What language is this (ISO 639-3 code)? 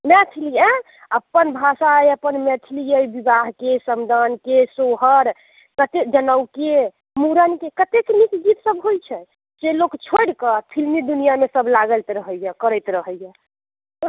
mai